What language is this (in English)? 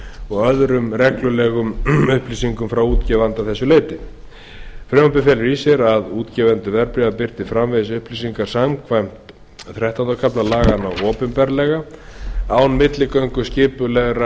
Icelandic